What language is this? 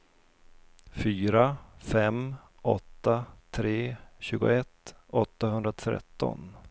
Swedish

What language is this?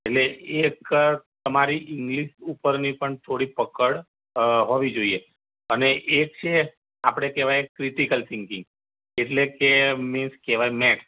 Gujarati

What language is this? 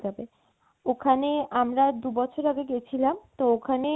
Bangla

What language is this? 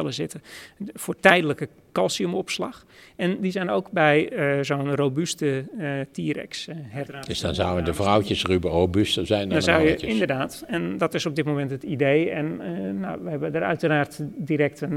Dutch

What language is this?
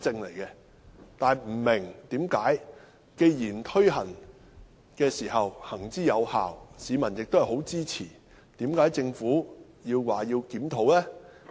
Cantonese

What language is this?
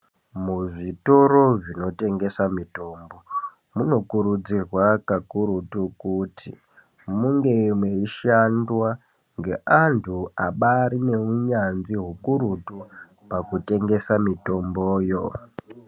Ndau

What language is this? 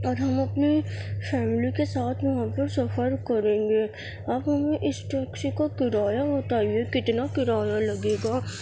Urdu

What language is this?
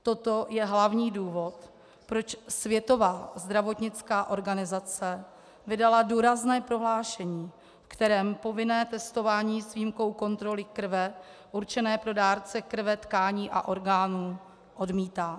Czech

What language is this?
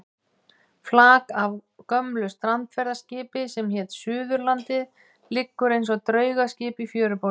Icelandic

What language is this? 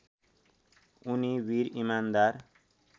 Nepali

